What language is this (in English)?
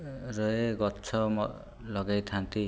Odia